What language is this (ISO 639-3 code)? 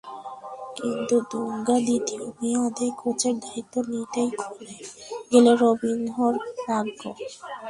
ben